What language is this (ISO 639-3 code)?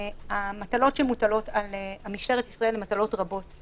heb